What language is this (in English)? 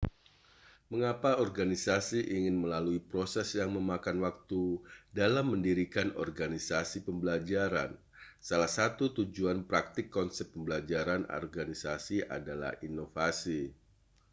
Indonesian